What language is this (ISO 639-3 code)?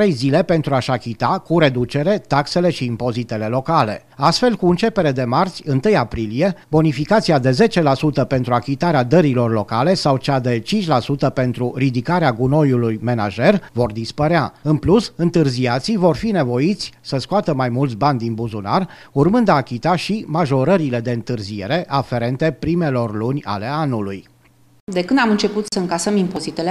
ron